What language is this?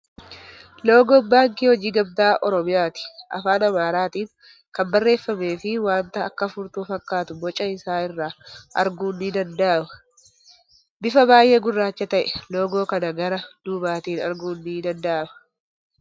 Oromo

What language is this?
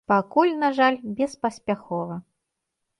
Belarusian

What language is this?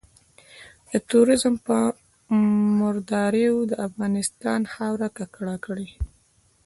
Pashto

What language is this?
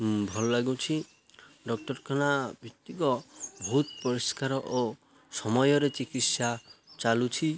Odia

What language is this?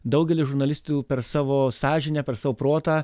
Lithuanian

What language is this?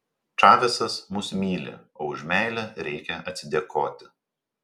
Lithuanian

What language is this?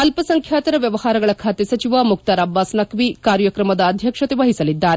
Kannada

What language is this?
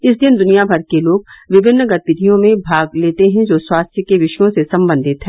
Hindi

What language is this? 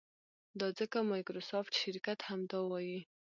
Pashto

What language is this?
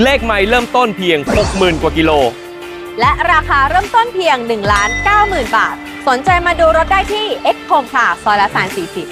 Thai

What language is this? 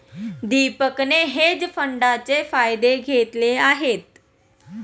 Marathi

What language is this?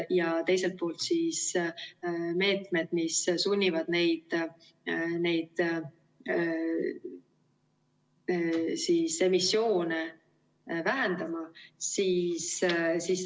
Estonian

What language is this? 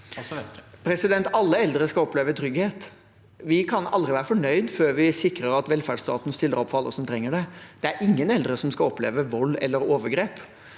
Norwegian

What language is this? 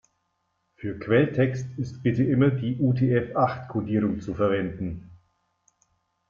German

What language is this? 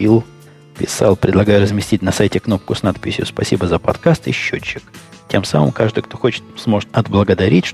Russian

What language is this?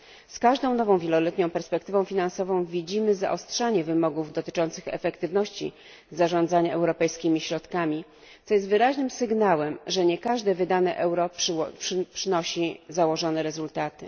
Polish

